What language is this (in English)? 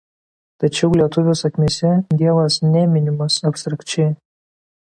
Lithuanian